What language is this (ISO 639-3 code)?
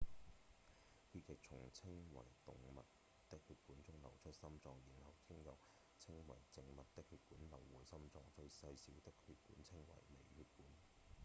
yue